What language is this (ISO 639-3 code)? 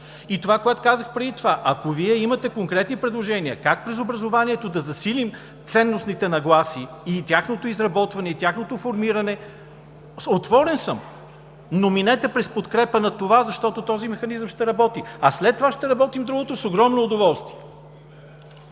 bul